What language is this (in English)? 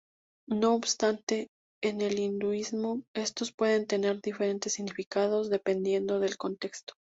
Spanish